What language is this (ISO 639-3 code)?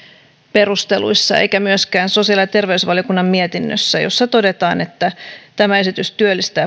fin